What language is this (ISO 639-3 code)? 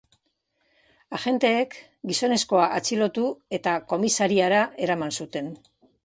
eus